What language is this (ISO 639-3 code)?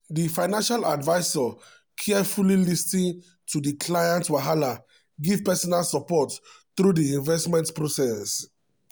pcm